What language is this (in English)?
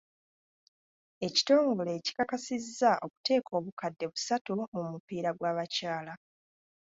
Ganda